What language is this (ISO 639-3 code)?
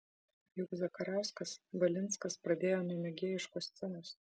lit